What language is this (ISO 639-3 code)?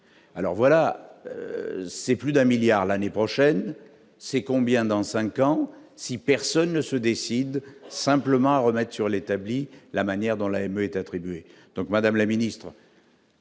fra